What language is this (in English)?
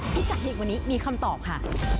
Thai